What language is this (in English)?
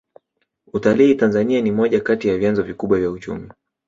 Swahili